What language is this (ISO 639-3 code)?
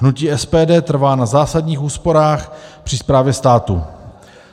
ces